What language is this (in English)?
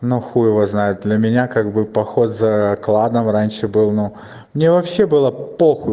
Russian